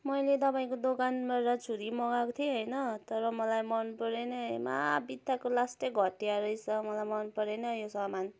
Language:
Nepali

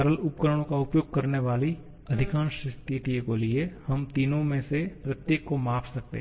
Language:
Hindi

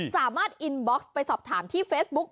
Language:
Thai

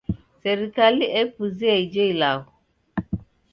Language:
Taita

